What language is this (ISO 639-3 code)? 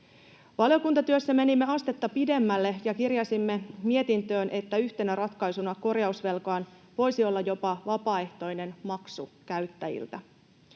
fin